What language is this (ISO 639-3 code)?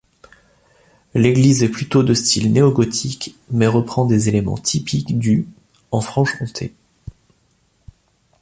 fra